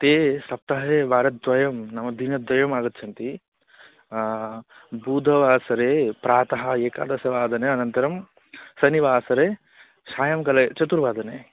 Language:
Sanskrit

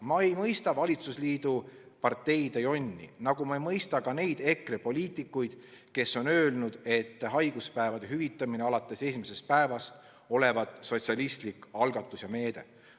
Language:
Estonian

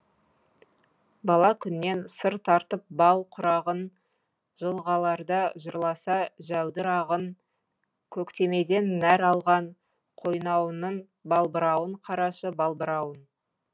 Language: Kazakh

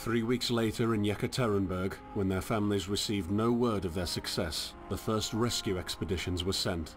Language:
Polish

